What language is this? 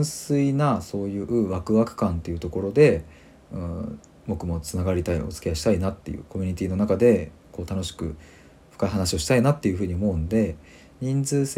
Japanese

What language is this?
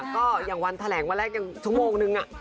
Thai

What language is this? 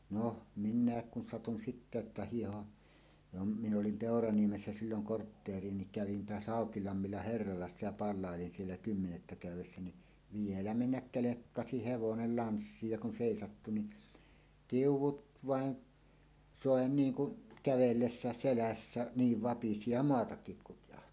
Finnish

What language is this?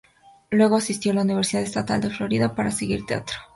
Spanish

